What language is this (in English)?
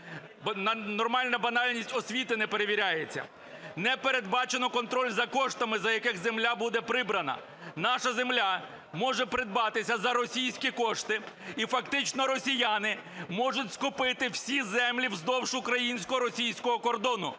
Ukrainian